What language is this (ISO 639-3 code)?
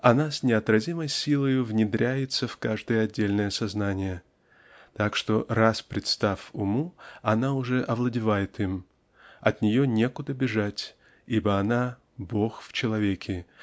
rus